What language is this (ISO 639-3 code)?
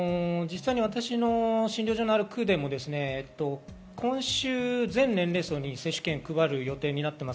jpn